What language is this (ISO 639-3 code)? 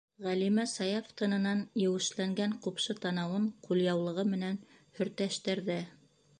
bak